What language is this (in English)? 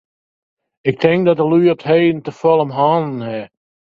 Western Frisian